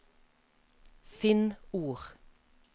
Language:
Norwegian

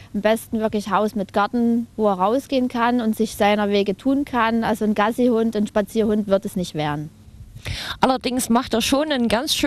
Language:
German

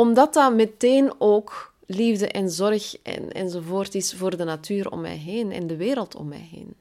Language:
Dutch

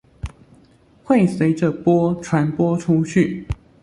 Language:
Chinese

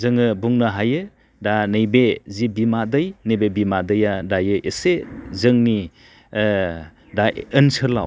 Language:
Bodo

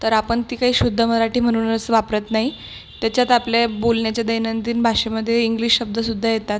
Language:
Marathi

